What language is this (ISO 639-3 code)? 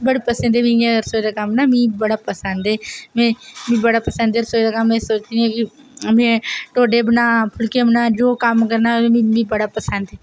doi